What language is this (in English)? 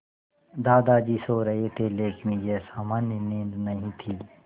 Hindi